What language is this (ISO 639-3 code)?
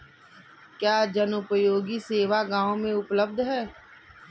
hin